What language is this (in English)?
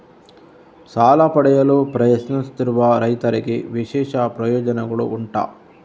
Kannada